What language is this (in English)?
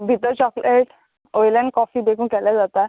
Konkani